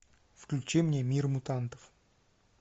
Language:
Russian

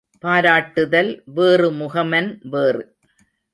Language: Tamil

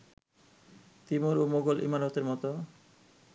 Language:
Bangla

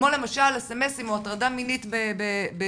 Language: Hebrew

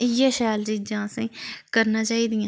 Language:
Dogri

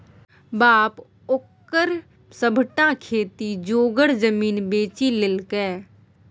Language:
Maithili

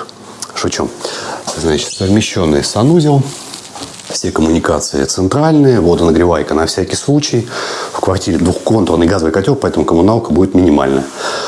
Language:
Russian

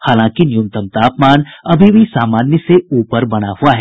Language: Hindi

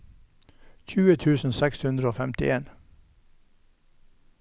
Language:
Norwegian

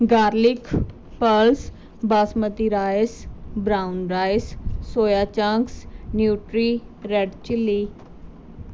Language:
Punjabi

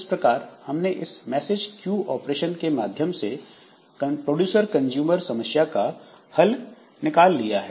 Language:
Hindi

